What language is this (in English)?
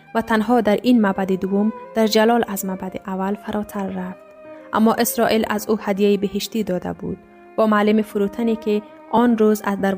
Persian